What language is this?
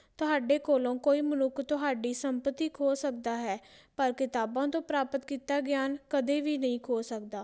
Punjabi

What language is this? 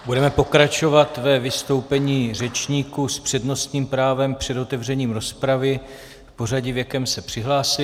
Czech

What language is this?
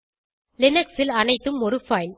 Tamil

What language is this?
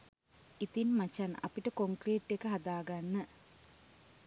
Sinhala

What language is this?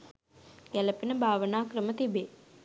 Sinhala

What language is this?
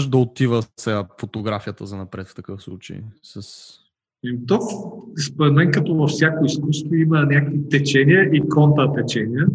Bulgarian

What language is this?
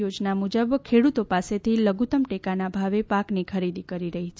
Gujarati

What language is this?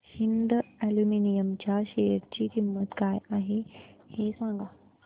Marathi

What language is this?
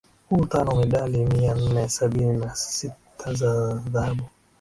Swahili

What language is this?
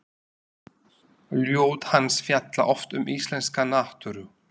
Icelandic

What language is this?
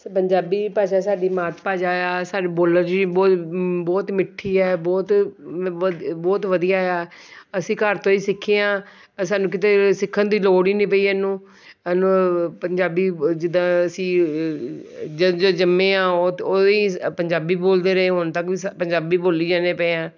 Punjabi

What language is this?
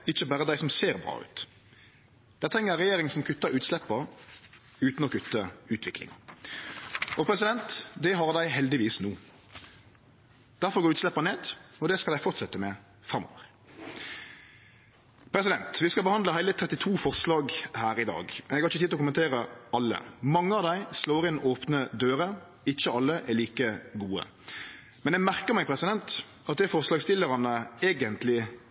Norwegian Nynorsk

